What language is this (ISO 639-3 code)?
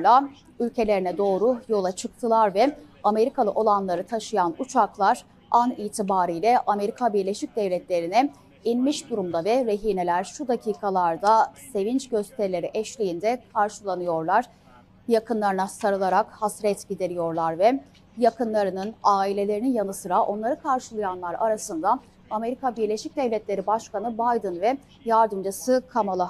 tur